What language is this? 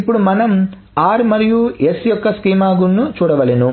Telugu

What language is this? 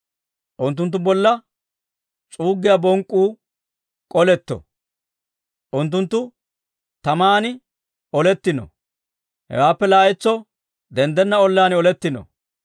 Dawro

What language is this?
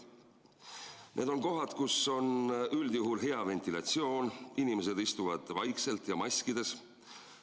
Estonian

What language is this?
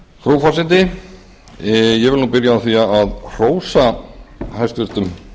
Icelandic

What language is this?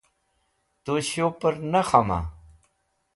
Wakhi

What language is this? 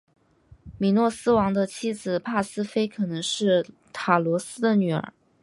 Chinese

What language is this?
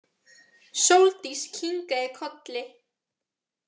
Icelandic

